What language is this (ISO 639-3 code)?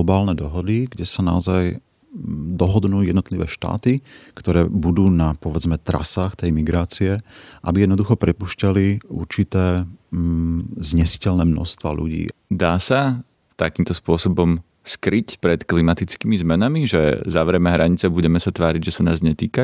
slk